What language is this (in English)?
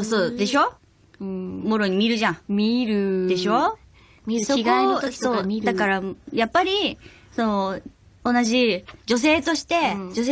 Japanese